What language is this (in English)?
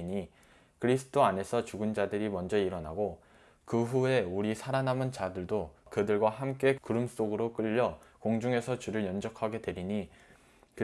Korean